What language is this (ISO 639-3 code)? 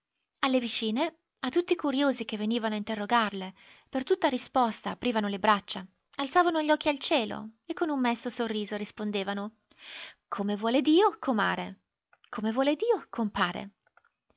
ita